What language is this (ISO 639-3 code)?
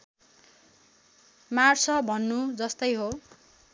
nep